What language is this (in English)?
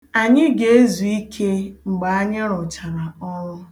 Igbo